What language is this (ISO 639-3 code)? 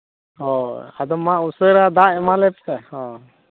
sat